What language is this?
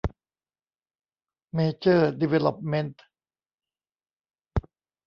Thai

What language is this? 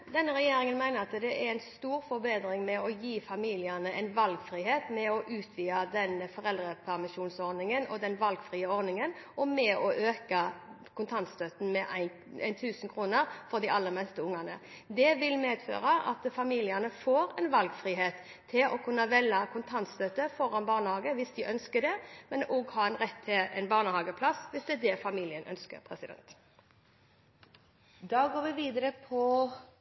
Norwegian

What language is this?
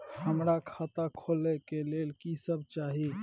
Maithili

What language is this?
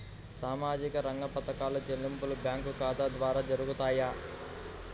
Telugu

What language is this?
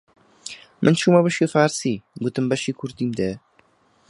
Central Kurdish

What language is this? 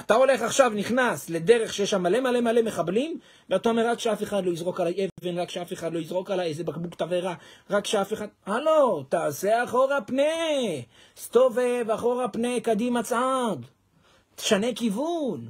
Hebrew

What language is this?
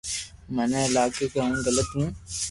Loarki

